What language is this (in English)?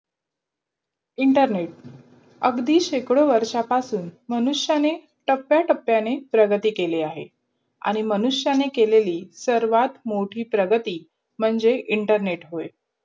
Marathi